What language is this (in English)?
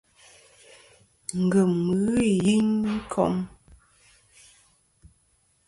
Kom